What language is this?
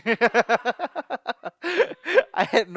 English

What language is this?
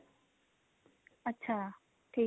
Punjabi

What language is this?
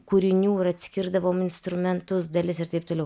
Lithuanian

